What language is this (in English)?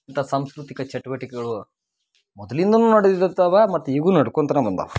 Kannada